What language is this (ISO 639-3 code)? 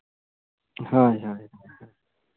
sat